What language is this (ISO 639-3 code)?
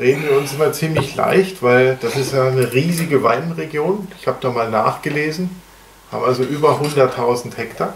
deu